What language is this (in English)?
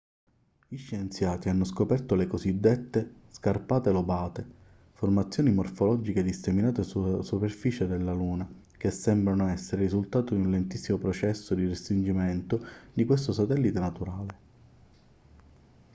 Italian